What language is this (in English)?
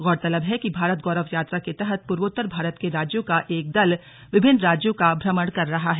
Hindi